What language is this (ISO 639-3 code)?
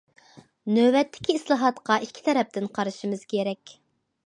uig